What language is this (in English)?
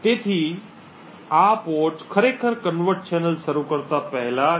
Gujarati